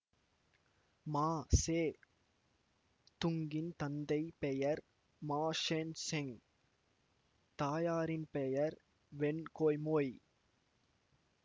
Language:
Tamil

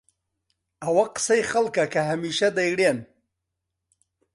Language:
Central Kurdish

